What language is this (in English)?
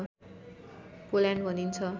Nepali